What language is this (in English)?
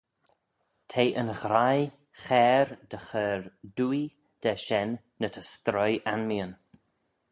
Manx